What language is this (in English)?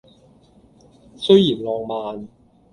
Cantonese